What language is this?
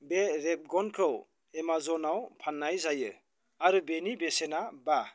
Bodo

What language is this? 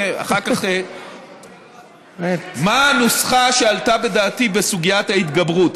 Hebrew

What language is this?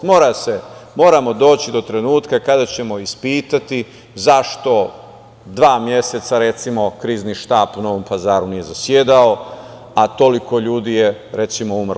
Serbian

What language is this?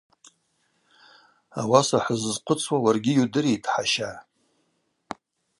Abaza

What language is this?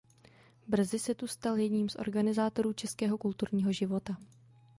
Czech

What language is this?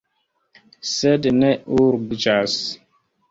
Esperanto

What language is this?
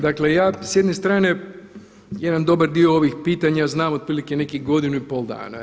Croatian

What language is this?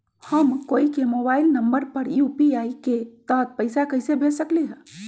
Magahi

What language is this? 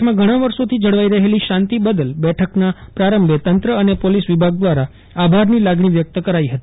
Gujarati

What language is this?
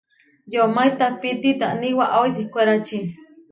Huarijio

